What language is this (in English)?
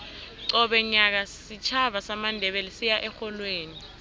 South Ndebele